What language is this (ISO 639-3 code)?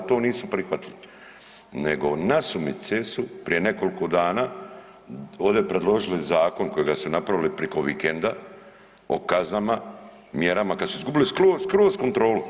hrv